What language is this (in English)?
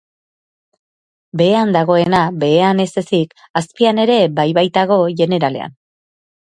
Basque